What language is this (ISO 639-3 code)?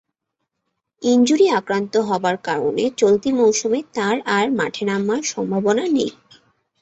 ben